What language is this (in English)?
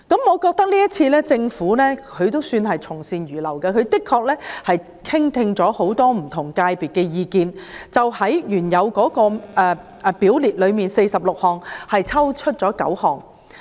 Cantonese